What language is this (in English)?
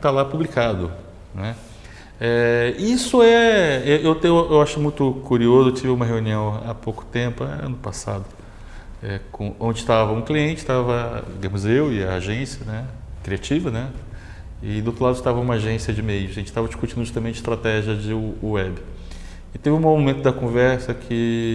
Portuguese